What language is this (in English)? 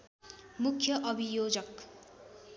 Nepali